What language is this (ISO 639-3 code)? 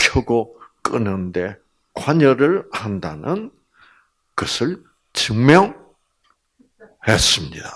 kor